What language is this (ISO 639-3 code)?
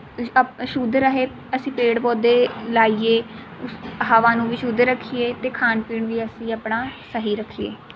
pan